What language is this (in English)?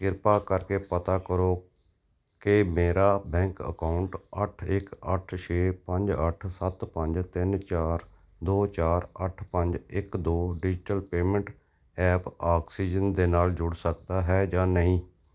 Punjabi